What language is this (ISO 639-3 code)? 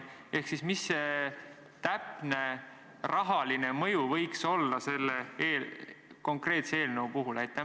est